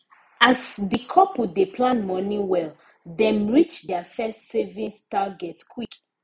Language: Nigerian Pidgin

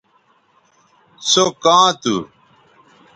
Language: Bateri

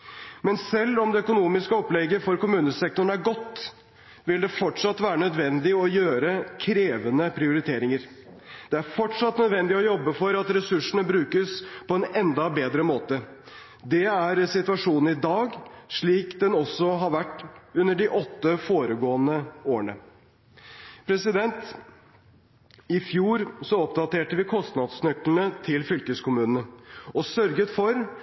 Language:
Norwegian Bokmål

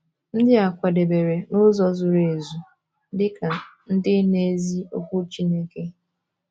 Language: Igbo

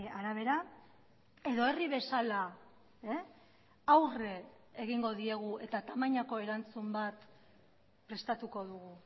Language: Basque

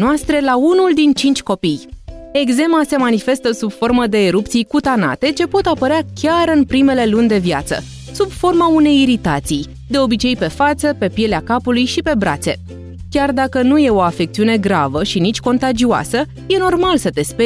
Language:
Romanian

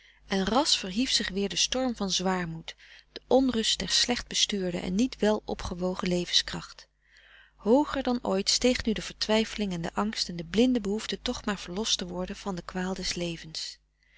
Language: Dutch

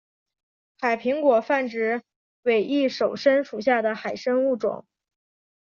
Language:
Chinese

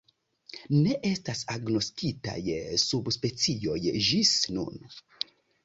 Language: Esperanto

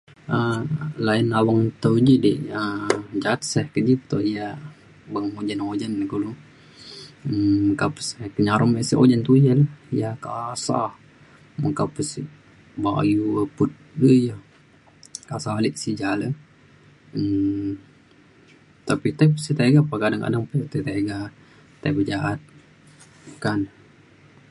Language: Mainstream Kenyah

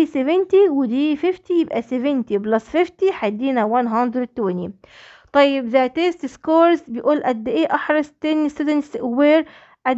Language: Arabic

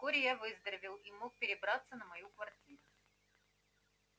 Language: Russian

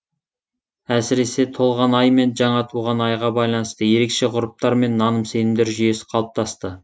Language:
Kazakh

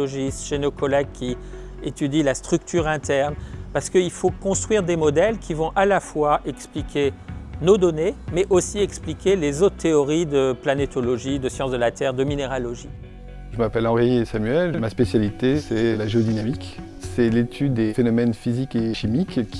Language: French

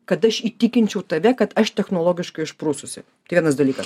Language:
Lithuanian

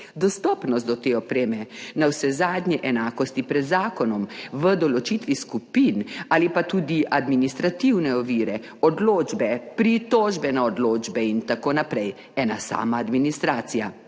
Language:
Slovenian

